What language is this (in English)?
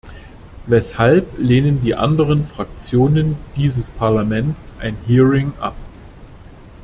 German